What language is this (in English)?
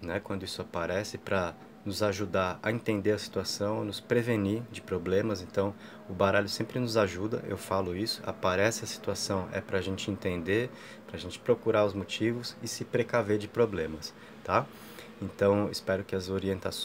Portuguese